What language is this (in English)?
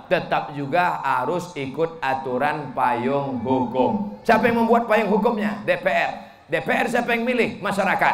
Indonesian